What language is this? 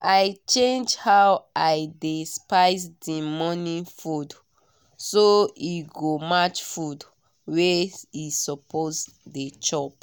Nigerian Pidgin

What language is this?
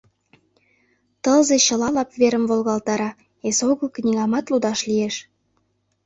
Mari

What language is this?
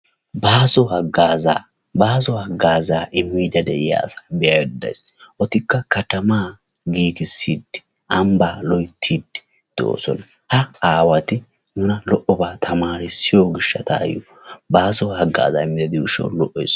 Wolaytta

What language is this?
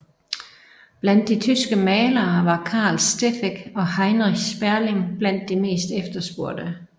Danish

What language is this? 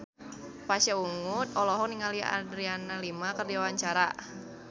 Sundanese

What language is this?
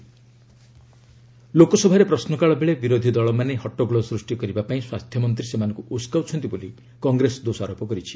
Odia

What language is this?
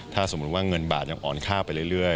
Thai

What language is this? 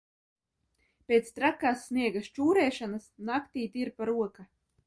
Latvian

